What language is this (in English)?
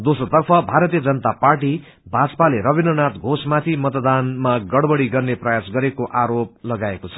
Nepali